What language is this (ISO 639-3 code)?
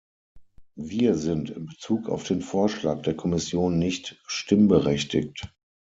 deu